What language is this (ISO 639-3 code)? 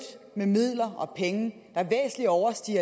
dan